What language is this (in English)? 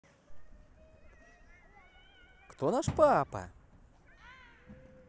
Russian